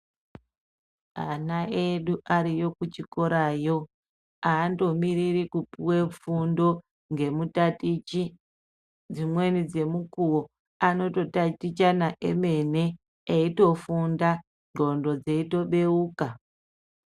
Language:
Ndau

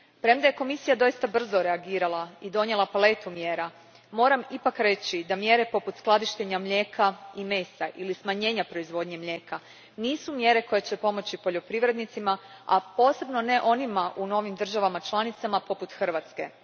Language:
Croatian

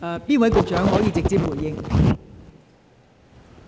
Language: Cantonese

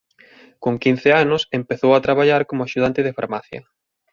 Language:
Galician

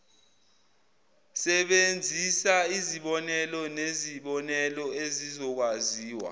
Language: Zulu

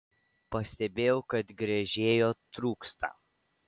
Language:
Lithuanian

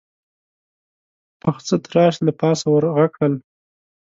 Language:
Pashto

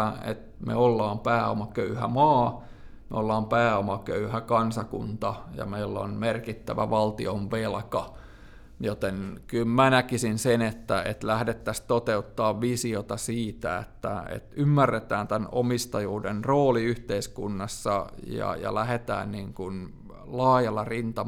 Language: Finnish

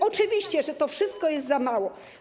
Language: Polish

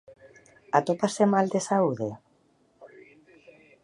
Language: Galician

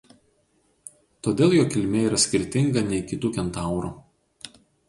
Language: Lithuanian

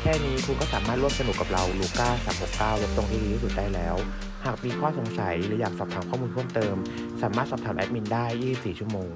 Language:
Thai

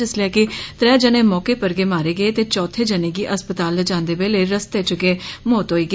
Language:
Dogri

